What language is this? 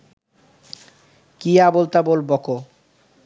Bangla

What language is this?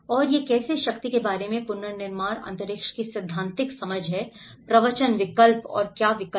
Hindi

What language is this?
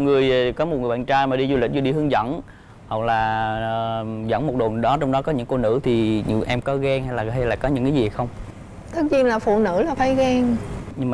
Vietnamese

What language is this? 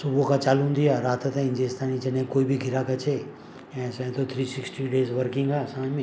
Sindhi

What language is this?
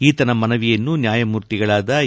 Kannada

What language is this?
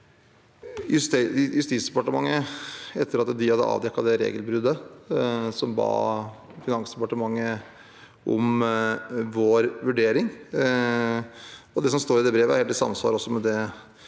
Norwegian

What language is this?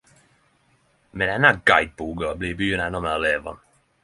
Norwegian Nynorsk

